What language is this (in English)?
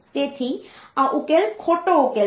Gujarati